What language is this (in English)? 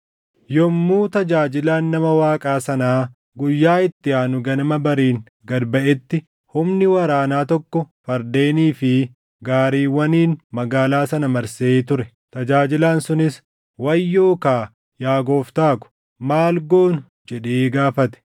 Oromo